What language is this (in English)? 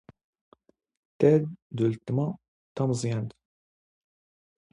Standard Moroccan Tamazight